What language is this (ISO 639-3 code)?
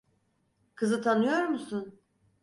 tur